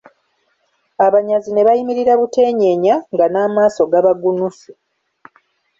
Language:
Ganda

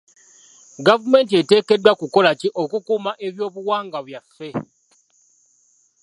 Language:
Ganda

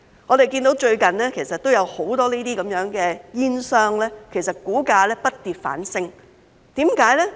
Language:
Cantonese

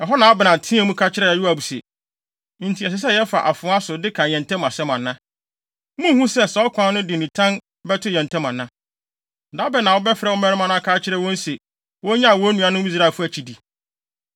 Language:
Akan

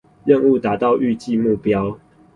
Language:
Chinese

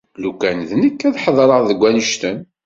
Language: Kabyle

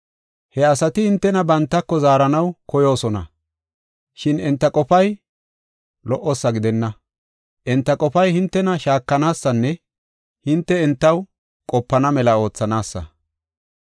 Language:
Gofa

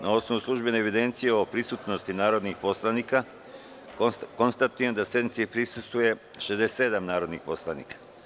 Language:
Serbian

